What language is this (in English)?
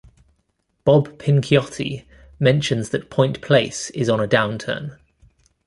English